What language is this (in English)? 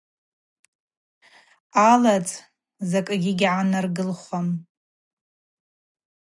Abaza